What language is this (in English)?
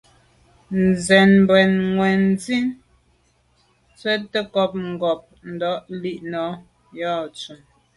Medumba